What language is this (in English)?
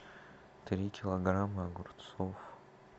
Russian